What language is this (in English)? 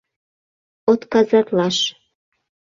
Mari